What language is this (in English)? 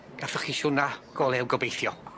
Welsh